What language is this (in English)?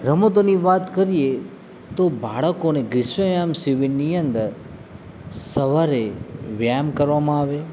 Gujarati